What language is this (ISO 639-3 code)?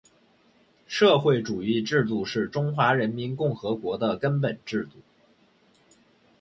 zho